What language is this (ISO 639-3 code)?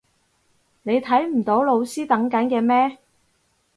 yue